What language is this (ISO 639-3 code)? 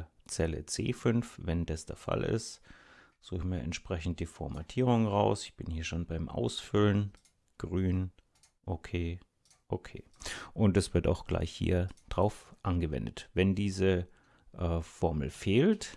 deu